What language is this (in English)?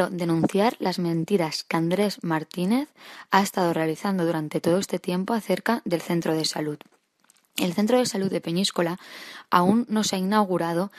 Spanish